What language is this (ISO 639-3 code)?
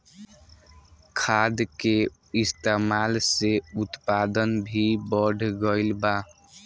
bho